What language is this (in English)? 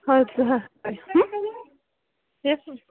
Kashmiri